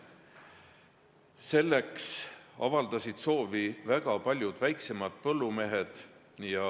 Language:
Estonian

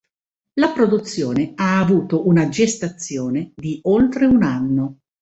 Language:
Italian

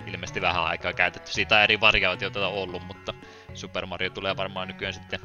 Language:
Finnish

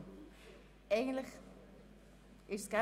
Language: Swiss German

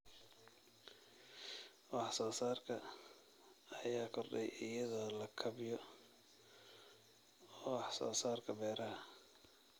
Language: Somali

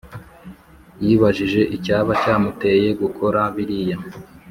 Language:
Kinyarwanda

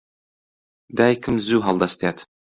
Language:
Central Kurdish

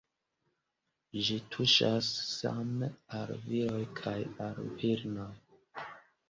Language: Esperanto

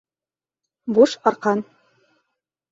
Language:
Bashkir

